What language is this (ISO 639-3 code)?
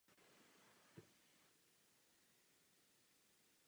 ces